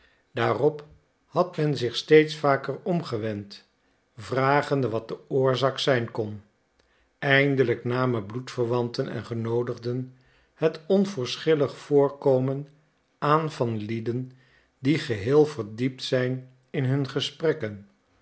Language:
Dutch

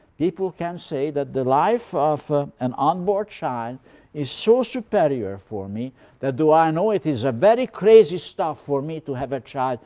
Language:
English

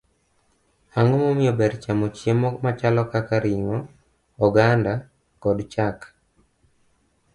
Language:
Luo (Kenya and Tanzania)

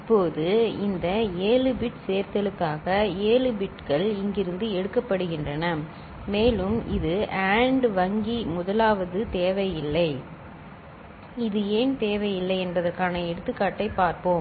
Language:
Tamil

